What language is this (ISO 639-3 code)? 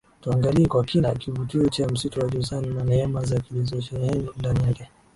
swa